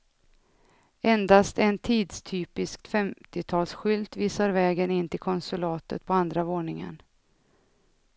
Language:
Swedish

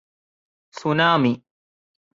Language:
Malayalam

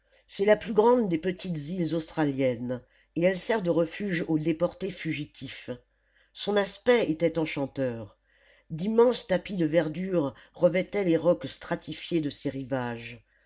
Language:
French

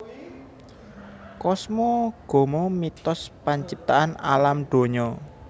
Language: Javanese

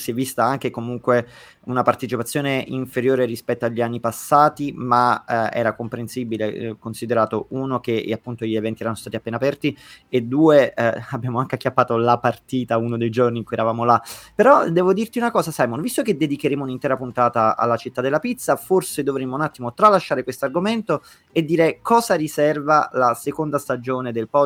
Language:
Italian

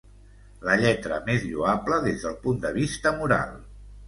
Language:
Catalan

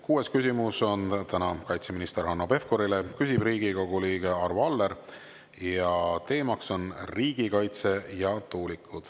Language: Estonian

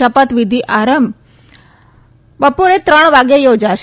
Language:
Gujarati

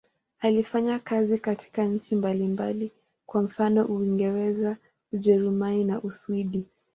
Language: Swahili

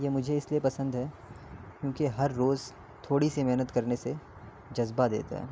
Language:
Urdu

